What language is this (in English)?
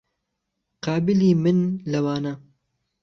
Central Kurdish